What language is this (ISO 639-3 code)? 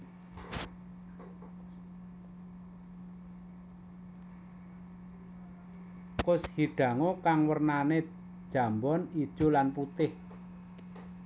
jav